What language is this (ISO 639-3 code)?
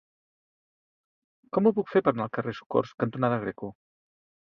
cat